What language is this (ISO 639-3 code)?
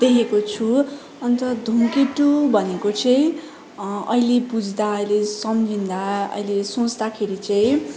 nep